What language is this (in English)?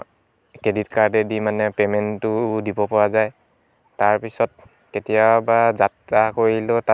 Assamese